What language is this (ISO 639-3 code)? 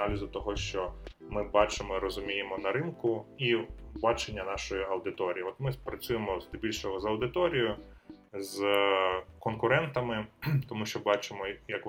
ukr